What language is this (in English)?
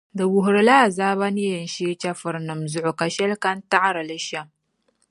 Dagbani